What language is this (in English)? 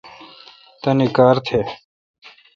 Kalkoti